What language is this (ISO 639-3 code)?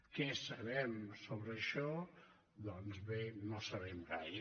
cat